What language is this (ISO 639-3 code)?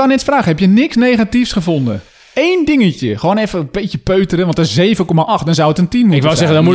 nld